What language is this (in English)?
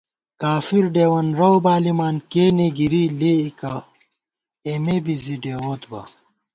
Gawar-Bati